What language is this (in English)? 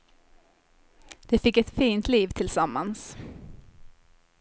Swedish